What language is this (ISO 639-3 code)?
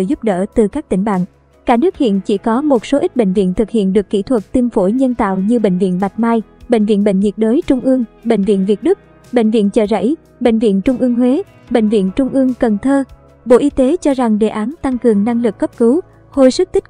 vie